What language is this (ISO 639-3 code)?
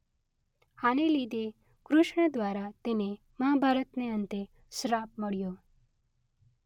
guj